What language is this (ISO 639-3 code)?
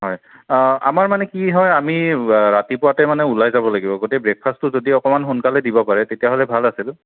asm